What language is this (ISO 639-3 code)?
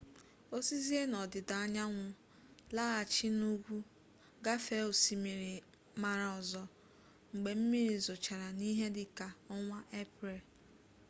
ibo